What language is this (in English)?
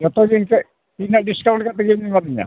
Santali